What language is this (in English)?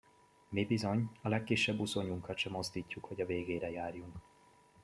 Hungarian